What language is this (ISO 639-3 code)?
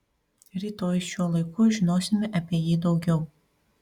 lit